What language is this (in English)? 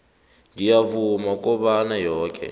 South Ndebele